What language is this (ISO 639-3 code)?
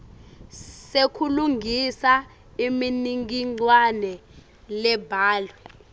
ssw